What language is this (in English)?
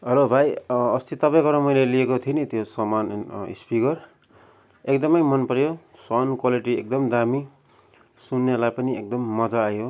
Nepali